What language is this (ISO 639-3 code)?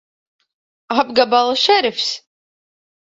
lav